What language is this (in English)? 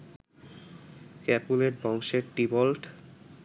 Bangla